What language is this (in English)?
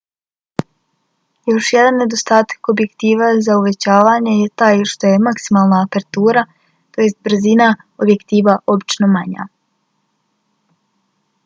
Bosnian